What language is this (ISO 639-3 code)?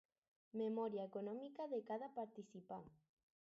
cat